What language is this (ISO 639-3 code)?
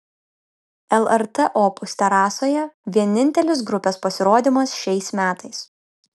lit